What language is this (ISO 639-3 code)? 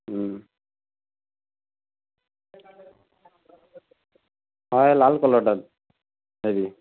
ori